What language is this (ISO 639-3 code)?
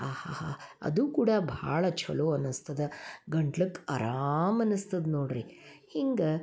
kan